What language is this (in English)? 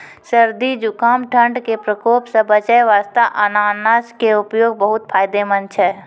Maithili